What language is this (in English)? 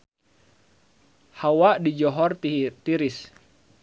Sundanese